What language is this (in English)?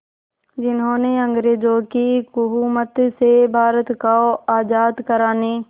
Hindi